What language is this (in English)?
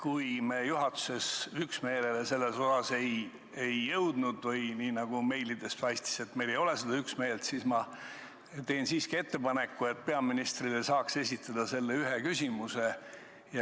Estonian